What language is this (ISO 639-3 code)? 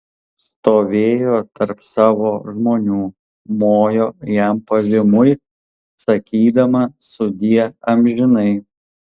lit